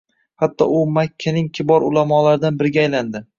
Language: Uzbek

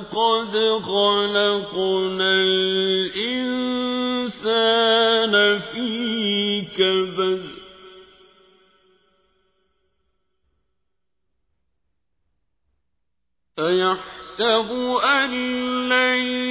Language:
Arabic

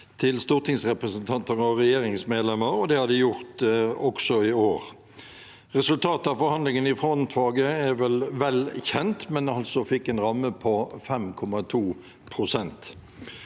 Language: Norwegian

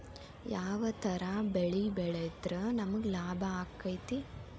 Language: Kannada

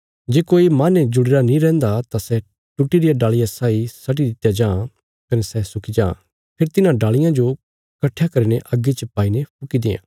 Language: Bilaspuri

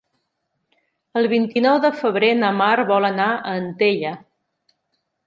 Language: Catalan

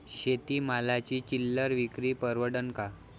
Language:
Marathi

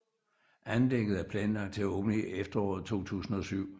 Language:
Danish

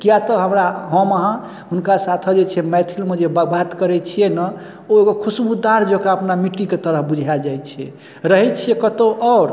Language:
Maithili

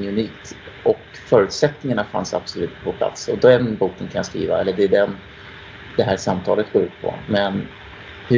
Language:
Swedish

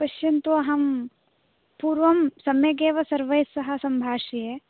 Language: Sanskrit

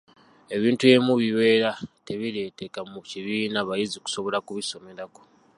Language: Ganda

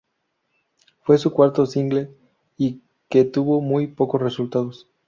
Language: Spanish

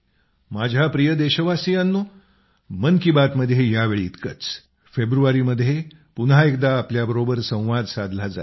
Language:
Marathi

